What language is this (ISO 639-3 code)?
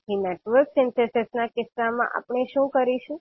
guj